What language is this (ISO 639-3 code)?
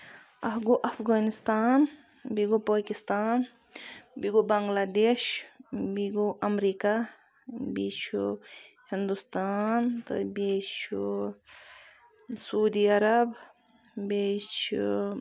kas